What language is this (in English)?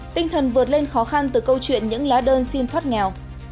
Vietnamese